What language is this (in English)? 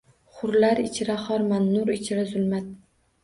Uzbek